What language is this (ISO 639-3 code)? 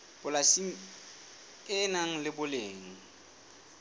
sot